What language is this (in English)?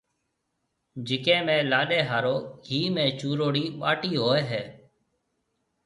Marwari (Pakistan)